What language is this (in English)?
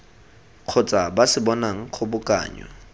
Tswana